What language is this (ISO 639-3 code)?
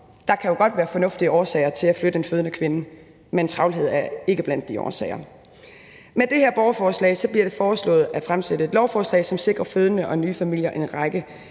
dan